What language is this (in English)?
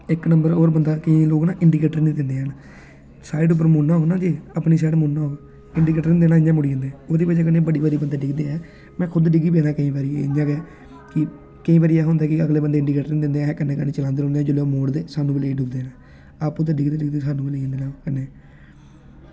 Dogri